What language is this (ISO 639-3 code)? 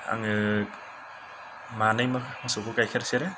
brx